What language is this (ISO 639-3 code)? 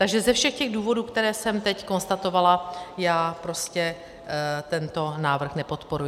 ces